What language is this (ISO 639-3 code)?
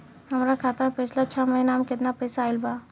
bho